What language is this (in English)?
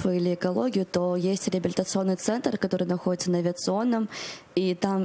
Russian